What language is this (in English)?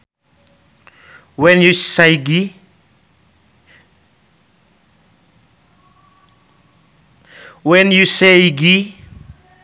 Sundanese